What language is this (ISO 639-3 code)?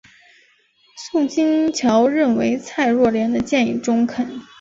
zho